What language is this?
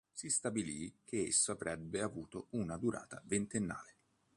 Italian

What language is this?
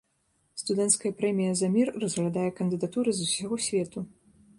Belarusian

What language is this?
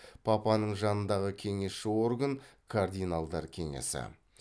Kazakh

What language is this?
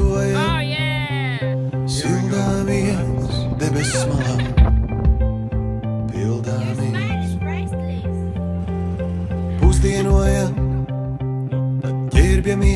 Latvian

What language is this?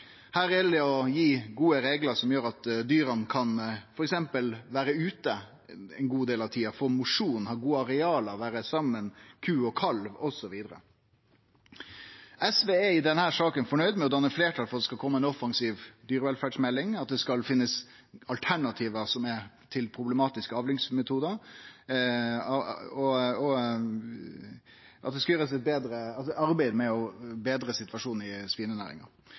Norwegian Nynorsk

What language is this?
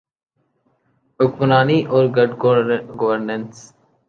Urdu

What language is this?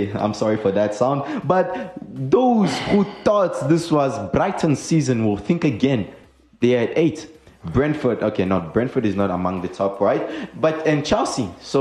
English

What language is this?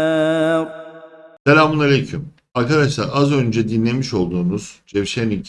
Turkish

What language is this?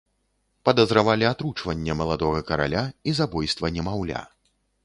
Belarusian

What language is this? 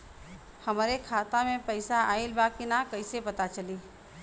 Bhojpuri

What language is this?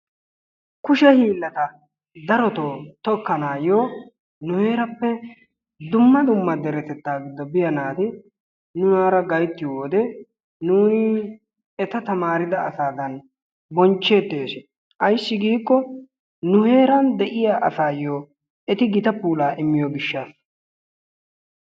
Wolaytta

